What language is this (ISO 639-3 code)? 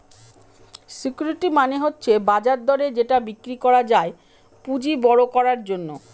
ben